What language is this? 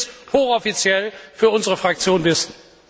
German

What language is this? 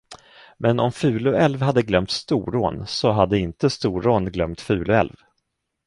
Swedish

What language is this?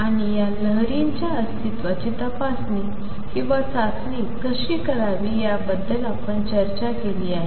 Marathi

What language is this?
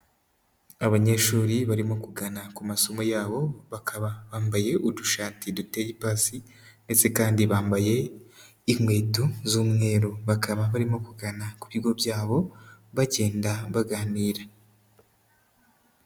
Kinyarwanda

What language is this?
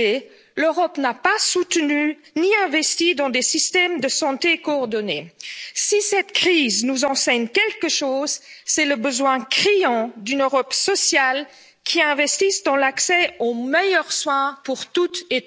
French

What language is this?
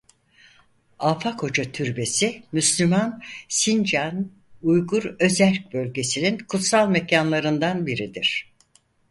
Turkish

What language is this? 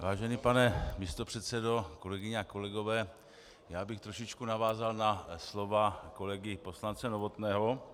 Czech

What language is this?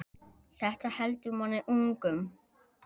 Icelandic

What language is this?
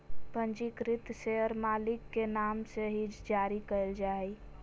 Magahi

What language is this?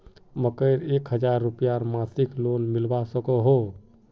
Magahi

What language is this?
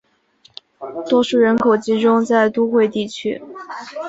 Chinese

